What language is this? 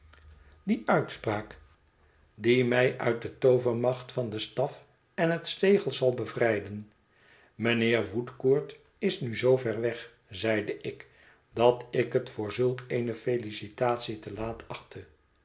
Dutch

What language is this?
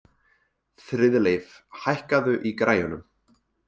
Icelandic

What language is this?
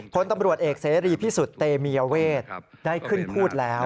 Thai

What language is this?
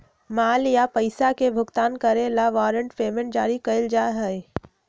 Magahi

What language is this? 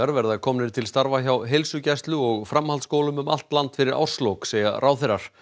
Icelandic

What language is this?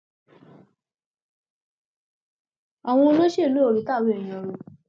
Yoruba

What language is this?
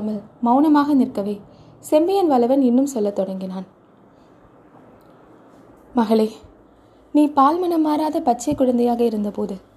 Tamil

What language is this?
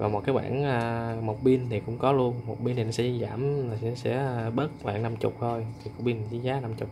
Vietnamese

